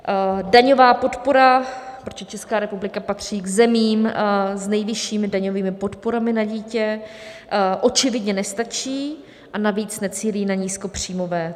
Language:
Czech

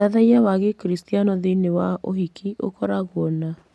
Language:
Kikuyu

